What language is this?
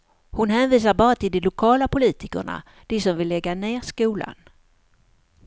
Swedish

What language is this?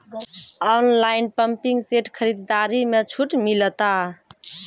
Maithili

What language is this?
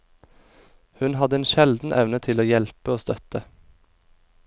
Norwegian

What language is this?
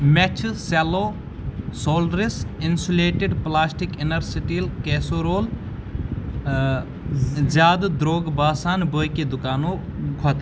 Kashmiri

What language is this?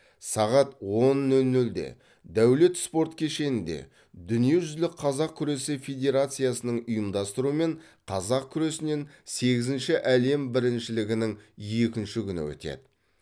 Kazakh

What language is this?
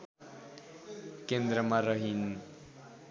Nepali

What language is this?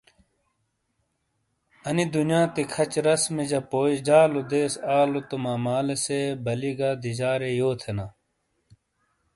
Shina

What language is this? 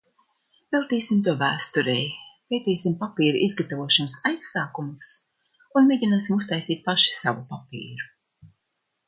Latvian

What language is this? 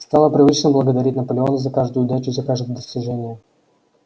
Russian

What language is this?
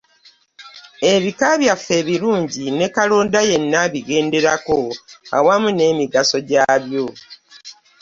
Ganda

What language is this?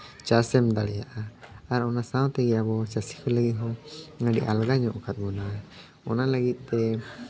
Santali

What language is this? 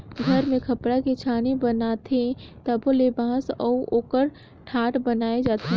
Chhattisgarhi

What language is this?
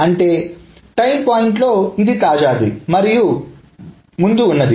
Telugu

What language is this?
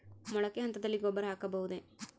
Kannada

